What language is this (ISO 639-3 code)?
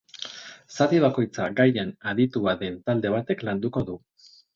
eus